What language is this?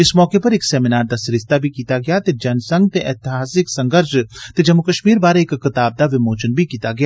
Dogri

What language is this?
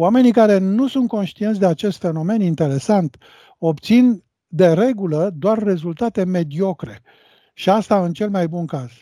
Romanian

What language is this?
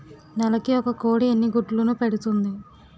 Telugu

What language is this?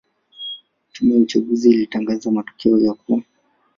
Swahili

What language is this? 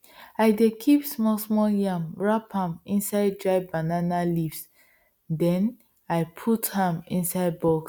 Nigerian Pidgin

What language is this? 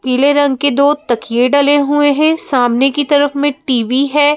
Hindi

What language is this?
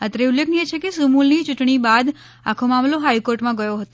Gujarati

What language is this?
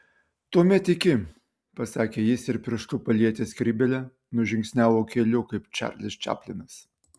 Lithuanian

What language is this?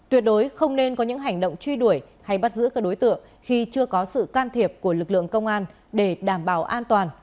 Vietnamese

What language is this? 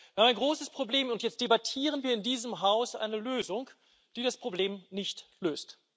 German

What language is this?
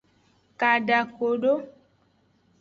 Aja (Benin)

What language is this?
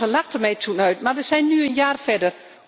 Dutch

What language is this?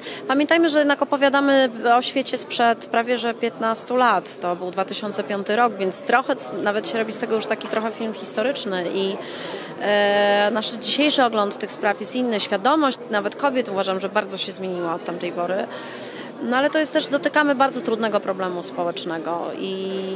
Polish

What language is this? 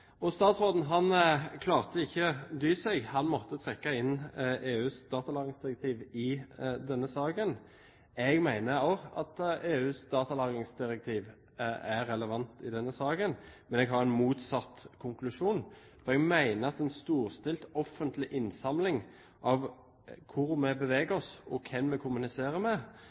Norwegian Bokmål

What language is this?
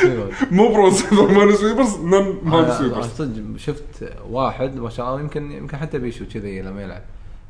Arabic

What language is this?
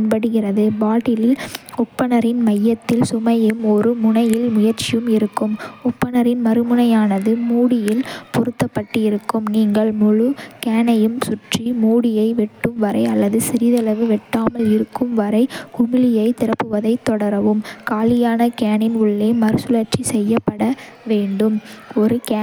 Kota (India)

